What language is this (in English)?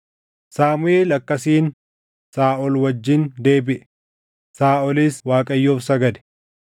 Oromo